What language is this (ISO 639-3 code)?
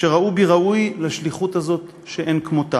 heb